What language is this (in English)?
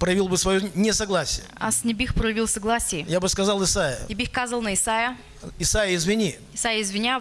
Russian